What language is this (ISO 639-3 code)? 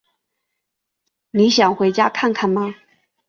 zho